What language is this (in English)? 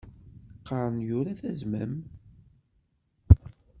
Kabyle